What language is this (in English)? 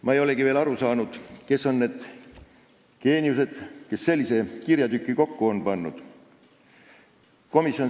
Estonian